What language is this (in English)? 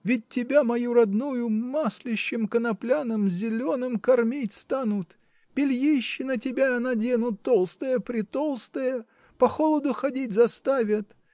Russian